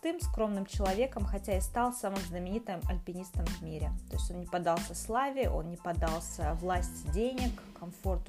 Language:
Russian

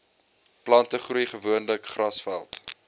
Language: Afrikaans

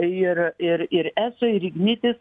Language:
Lithuanian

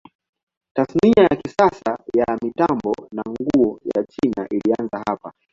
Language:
Swahili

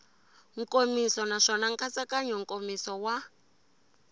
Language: Tsonga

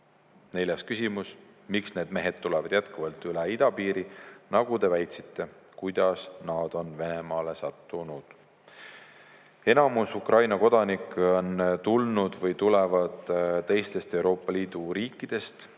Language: Estonian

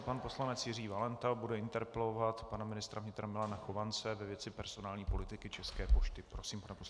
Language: Czech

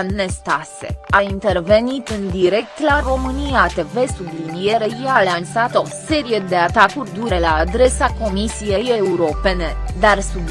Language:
Romanian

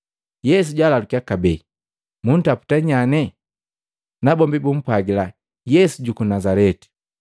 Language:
Matengo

